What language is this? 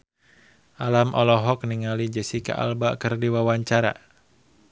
Sundanese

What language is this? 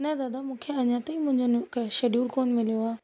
Sindhi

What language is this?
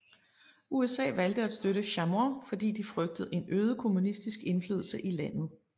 Danish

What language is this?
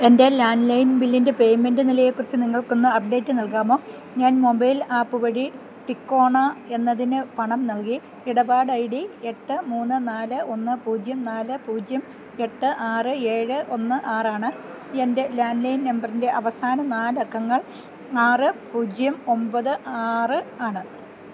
Malayalam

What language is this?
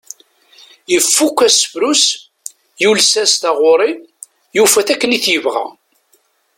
Kabyle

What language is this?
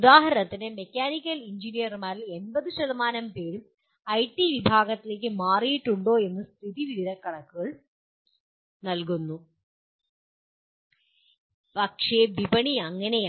Malayalam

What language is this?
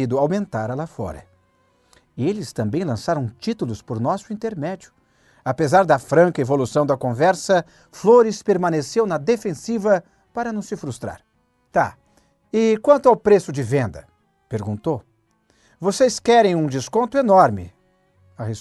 Portuguese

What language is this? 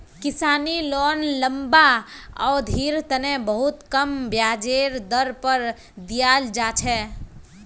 Magahi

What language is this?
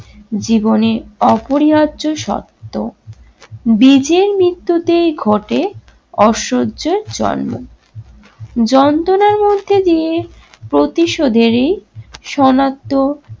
Bangla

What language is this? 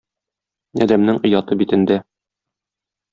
Tatar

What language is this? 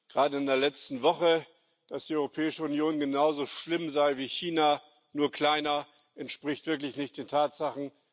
German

